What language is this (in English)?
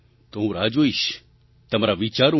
Gujarati